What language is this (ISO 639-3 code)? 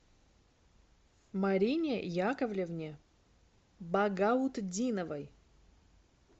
rus